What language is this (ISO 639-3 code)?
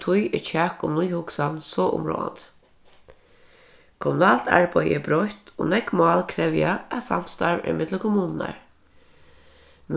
fao